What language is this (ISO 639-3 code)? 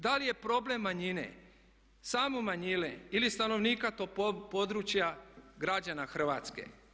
hrv